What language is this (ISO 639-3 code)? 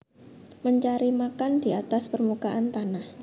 jav